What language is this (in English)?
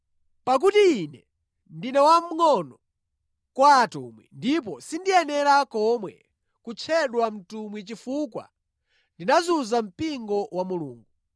Nyanja